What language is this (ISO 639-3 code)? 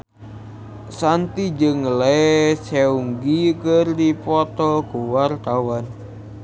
sun